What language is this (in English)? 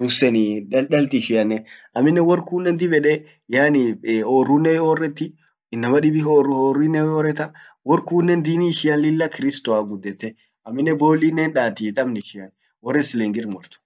Orma